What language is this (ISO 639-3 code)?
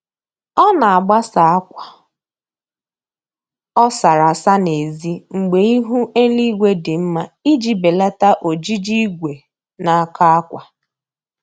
ibo